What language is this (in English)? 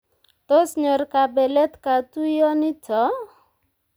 Kalenjin